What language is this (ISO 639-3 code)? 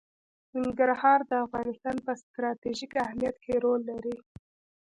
pus